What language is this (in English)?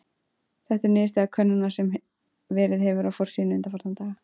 Icelandic